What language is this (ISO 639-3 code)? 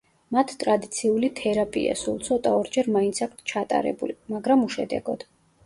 kat